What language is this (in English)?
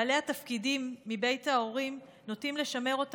Hebrew